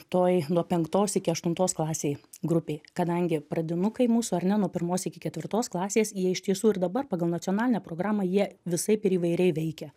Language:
Lithuanian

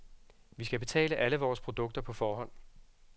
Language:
Danish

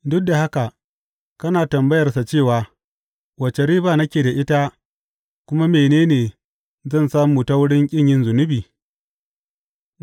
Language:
Hausa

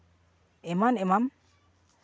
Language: Santali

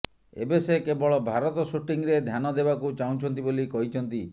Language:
Odia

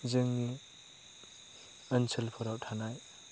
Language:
Bodo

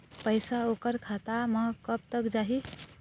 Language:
Chhattisgarhi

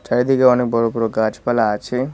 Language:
Bangla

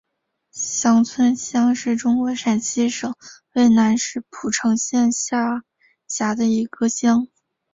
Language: Chinese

